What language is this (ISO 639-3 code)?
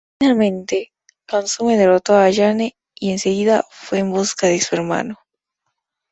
spa